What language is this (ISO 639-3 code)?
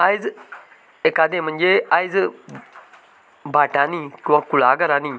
kok